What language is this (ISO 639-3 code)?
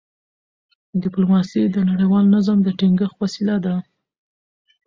pus